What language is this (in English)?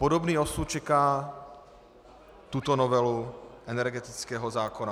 Czech